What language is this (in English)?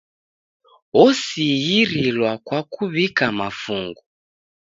Taita